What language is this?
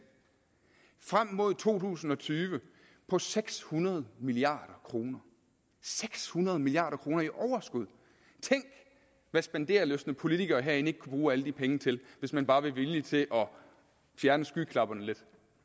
Danish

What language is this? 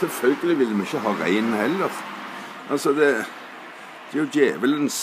Norwegian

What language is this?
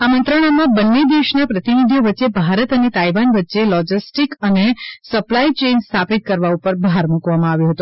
Gujarati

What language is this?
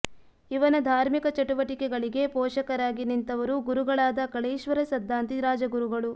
Kannada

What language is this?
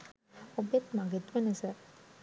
Sinhala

